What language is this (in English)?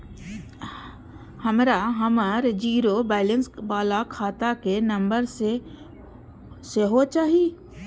Maithili